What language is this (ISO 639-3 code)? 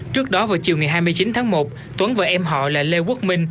vie